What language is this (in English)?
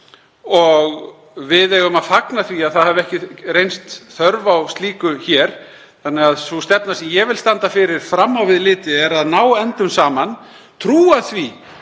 Icelandic